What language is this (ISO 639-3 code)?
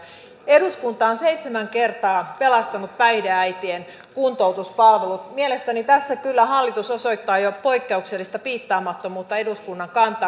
fin